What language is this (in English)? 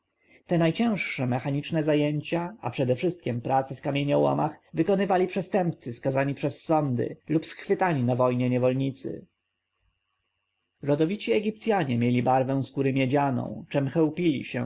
Polish